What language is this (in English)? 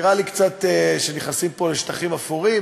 Hebrew